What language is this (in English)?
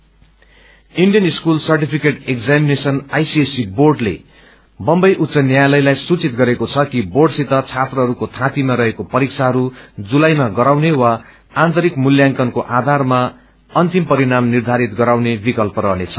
Nepali